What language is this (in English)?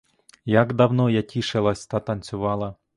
Ukrainian